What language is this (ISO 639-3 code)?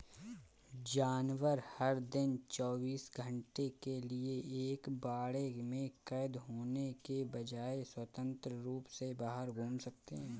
hin